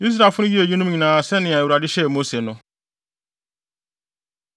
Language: Akan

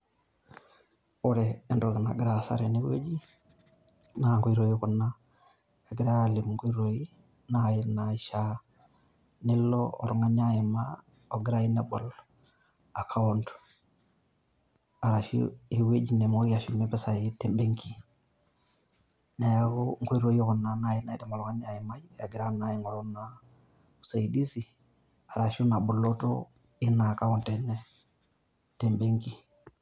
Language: Masai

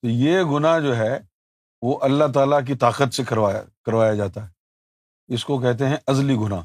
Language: Urdu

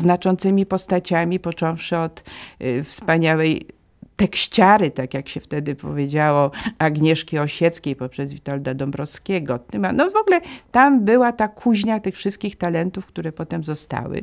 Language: Polish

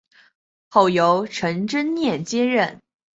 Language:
Chinese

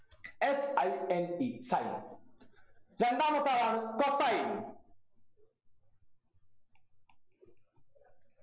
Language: Malayalam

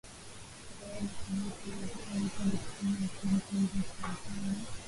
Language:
Swahili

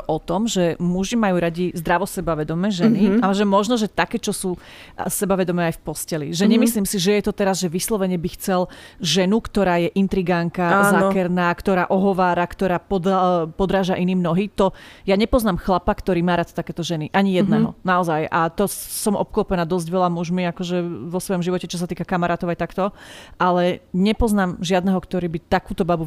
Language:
Slovak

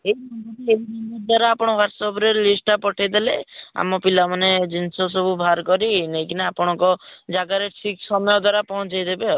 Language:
Odia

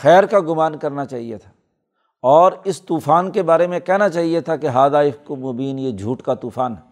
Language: Urdu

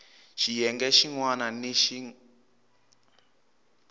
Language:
Tsonga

